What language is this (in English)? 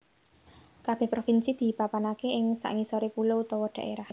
Javanese